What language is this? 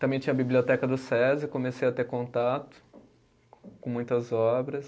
Portuguese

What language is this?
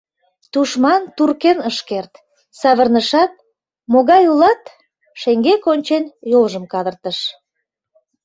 Mari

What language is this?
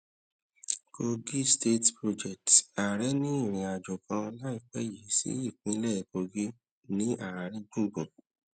Yoruba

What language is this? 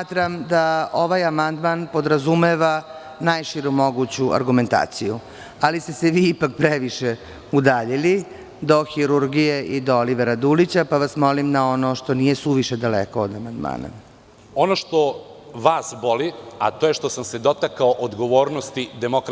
Serbian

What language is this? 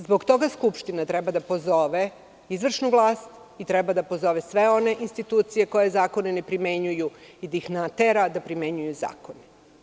Serbian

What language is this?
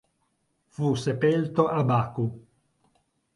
Italian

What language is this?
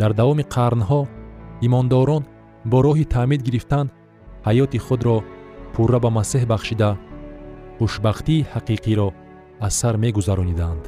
Persian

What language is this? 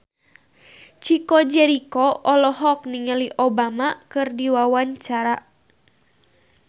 Sundanese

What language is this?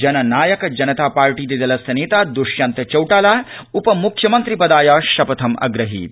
Sanskrit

